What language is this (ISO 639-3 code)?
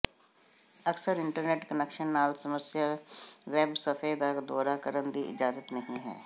pan